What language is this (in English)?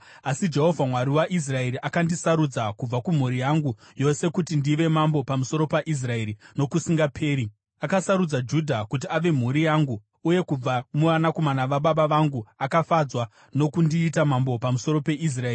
Shona